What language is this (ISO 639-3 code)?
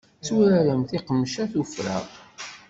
kab